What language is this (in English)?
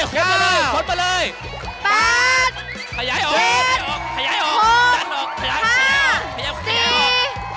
Thai